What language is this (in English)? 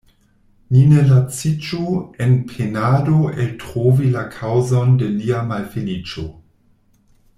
Esperanto